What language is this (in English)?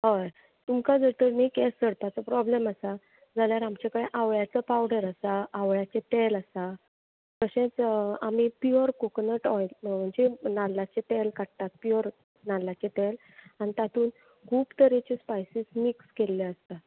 Konkani